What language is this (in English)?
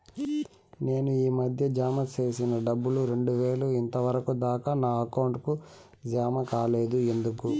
Telugu